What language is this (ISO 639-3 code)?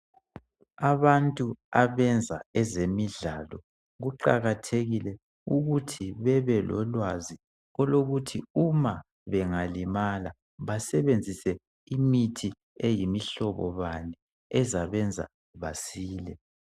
nde